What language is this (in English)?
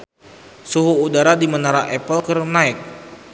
Sundanese